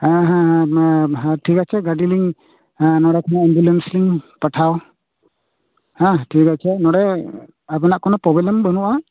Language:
Santali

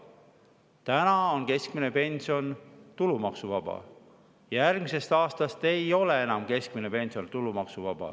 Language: Estonian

